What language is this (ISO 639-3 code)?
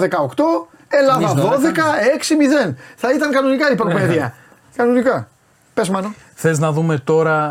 ell